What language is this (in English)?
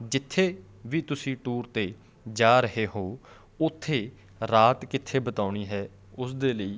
Punjabi